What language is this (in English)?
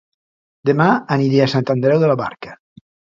Catalan